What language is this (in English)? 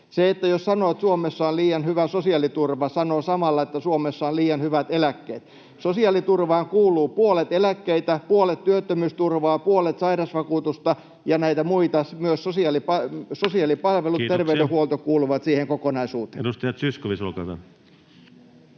Finnish